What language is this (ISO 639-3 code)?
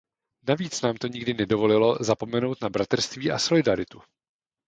ces